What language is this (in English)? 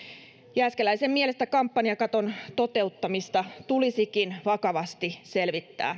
Finnish